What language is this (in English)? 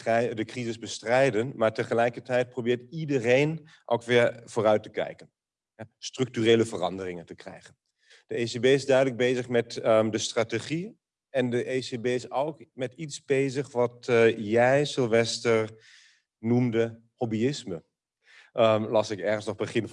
Dutch